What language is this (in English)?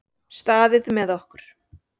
Icelandic